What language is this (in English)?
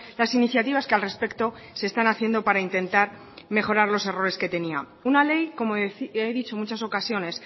Spanish